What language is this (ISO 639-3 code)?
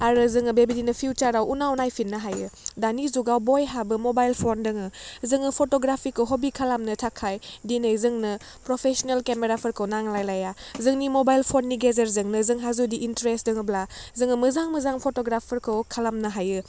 brx